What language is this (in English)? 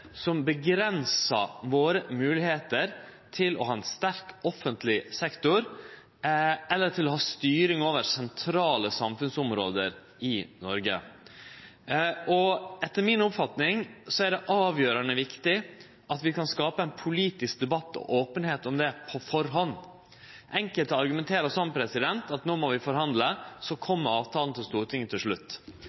Norwegian Nynorsk